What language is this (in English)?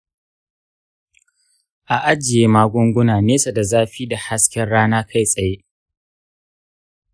Hausa